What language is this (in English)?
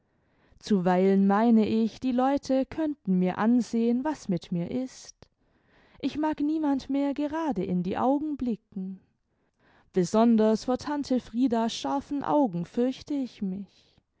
German